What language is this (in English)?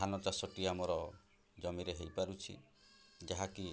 Odia